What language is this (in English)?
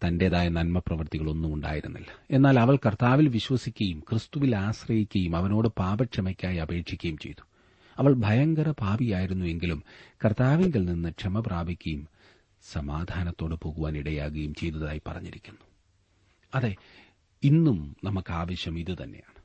Malayalam